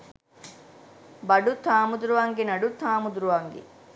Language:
Sinhala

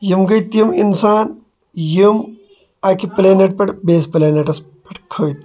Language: Kashmiri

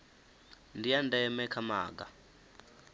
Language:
Venda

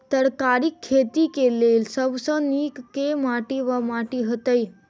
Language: Maithili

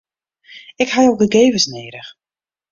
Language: Western Frisian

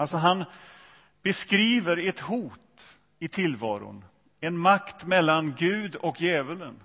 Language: Swedish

